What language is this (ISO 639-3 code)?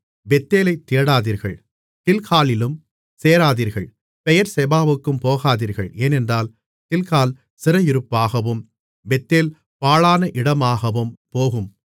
tam